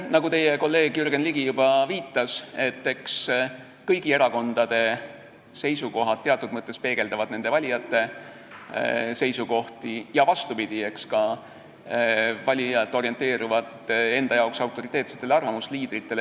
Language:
Estonian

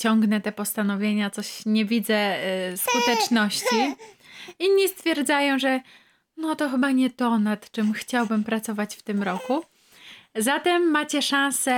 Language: Polish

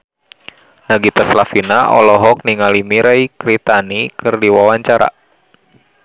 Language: Sundanese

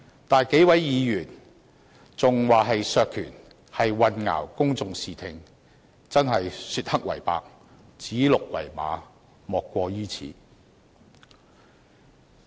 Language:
Cantonese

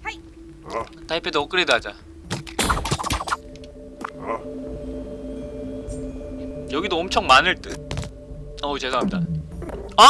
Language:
Korean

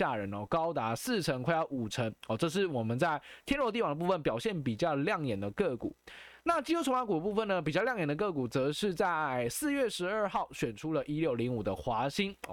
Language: Chinese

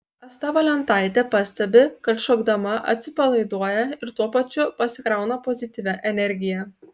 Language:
Lithuanian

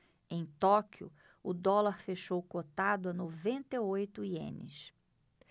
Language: Portuguese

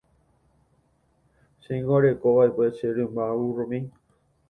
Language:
Guarani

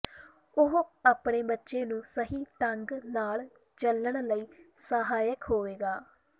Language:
Punjabi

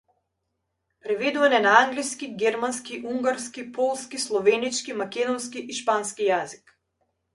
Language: Macedonian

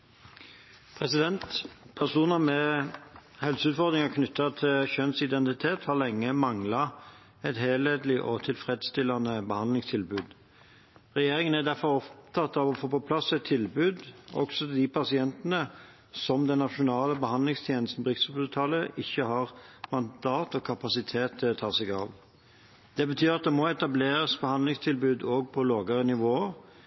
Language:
Norwegian Bokmål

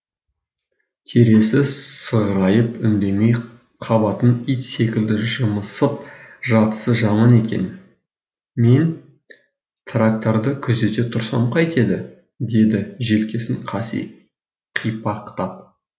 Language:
Kazakh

